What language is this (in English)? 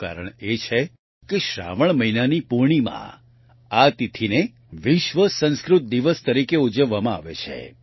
Gujarati